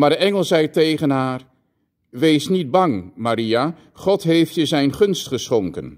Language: Dutch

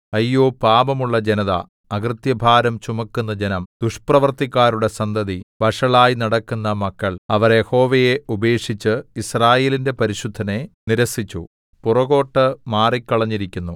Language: Malayalam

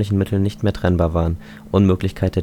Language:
German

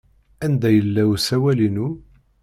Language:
Kabyle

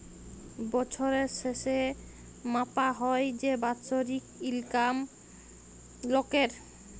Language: Bangla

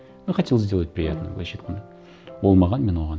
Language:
Kazakh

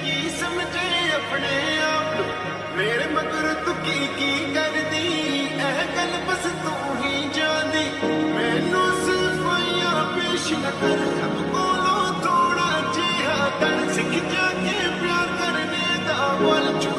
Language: Hindi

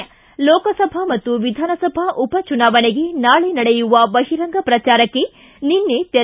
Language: Kannada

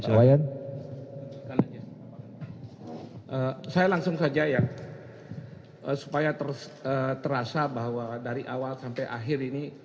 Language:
Indonesian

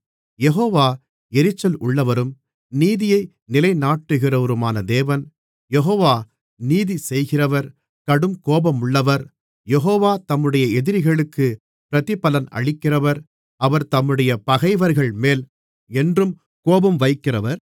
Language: Tamil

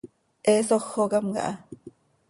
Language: Seri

